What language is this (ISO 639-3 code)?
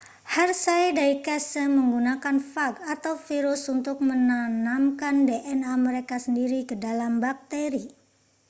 ind